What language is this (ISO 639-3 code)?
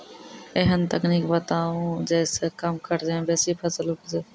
mai